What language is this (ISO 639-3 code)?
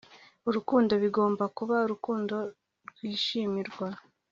kin